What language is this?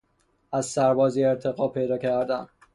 Persian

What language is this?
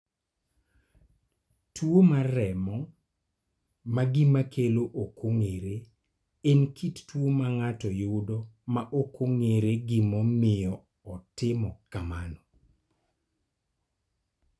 Luo (Kenya and Tanzania)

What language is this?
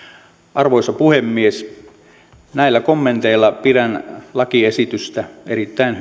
Finnish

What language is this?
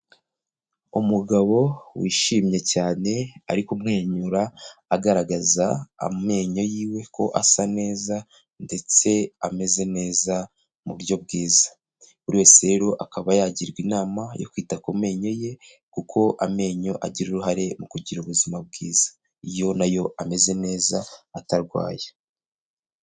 Kinyarwanda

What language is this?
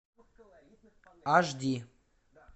Russian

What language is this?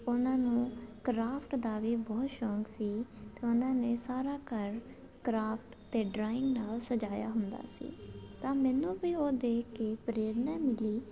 Punjabi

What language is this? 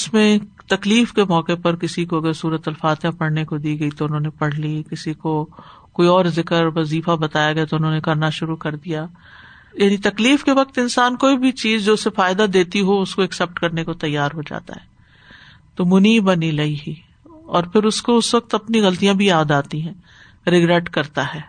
Urdu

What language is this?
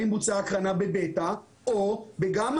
Hebrew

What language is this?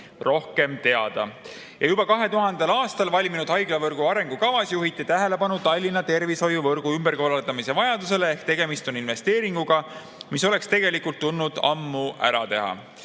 Estonian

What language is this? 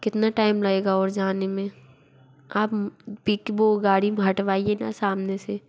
Hindi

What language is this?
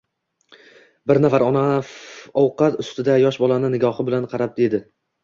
Uzbek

